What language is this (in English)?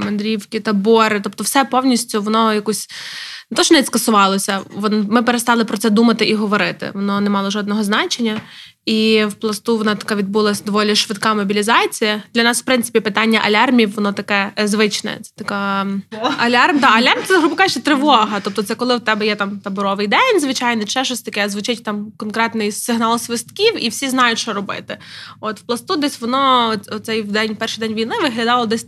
Ukrainian